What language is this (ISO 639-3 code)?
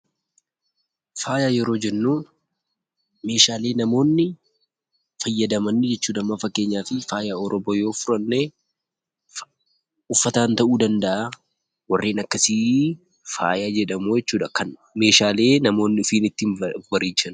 orm